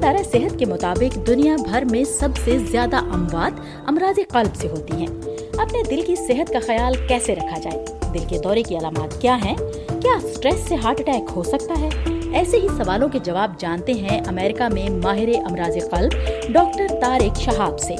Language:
Urdu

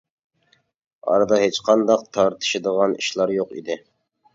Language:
Uyghur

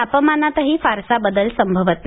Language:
Marathi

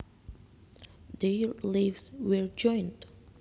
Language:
Javanese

